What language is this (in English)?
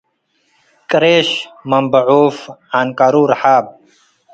Tigre